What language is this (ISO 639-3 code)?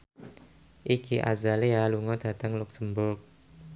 jav